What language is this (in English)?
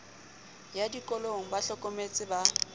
Southern Sotho